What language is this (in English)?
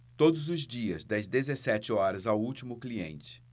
Portuguese